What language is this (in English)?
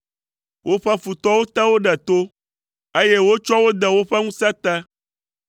Ewe